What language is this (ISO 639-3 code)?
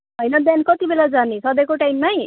nep